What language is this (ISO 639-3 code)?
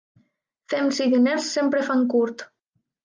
cat